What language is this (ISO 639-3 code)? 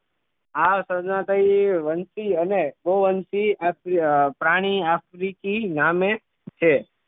guj